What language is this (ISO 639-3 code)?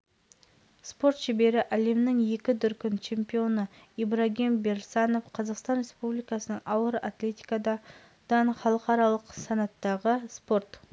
kaz